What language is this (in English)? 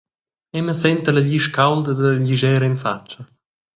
Romansh